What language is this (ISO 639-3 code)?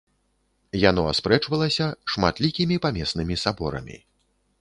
bel